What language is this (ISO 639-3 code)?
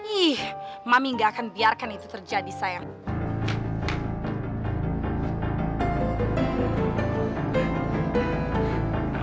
ind